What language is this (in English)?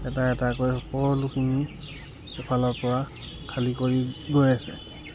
Assamese